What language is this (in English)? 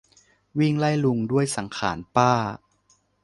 Thai